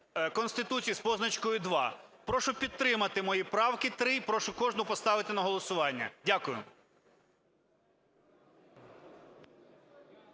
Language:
Ukrainian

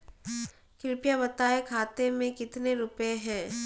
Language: Hindi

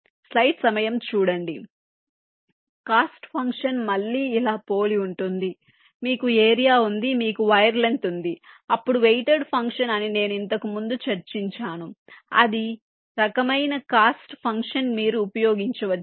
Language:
Telugu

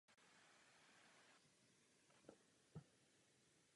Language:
Czech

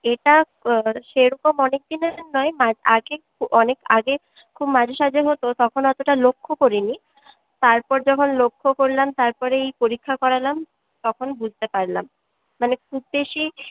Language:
Bangla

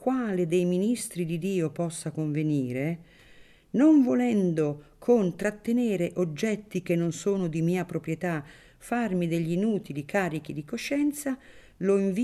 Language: Italian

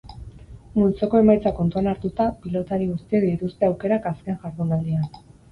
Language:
Basque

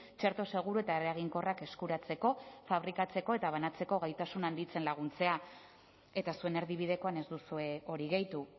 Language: Basque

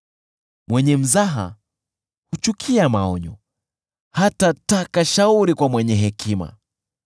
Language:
Swahili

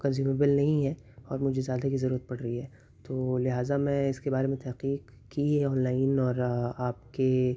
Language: Urdu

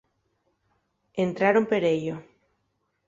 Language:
Asturian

